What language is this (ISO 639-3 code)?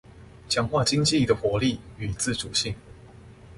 zho